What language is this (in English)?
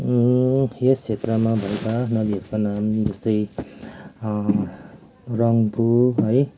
Nepali